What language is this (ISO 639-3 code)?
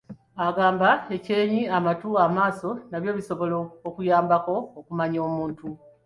lug